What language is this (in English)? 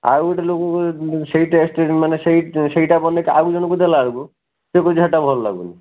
Odia